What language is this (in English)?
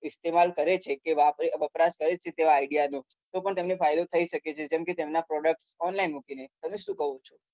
Gujarati